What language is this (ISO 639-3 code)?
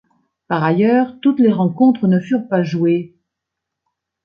fra